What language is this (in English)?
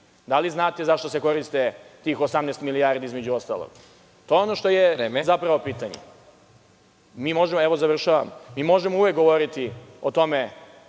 Serbian